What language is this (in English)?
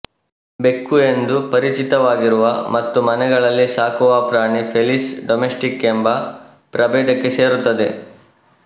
Kannada